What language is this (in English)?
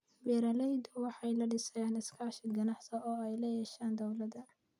Somali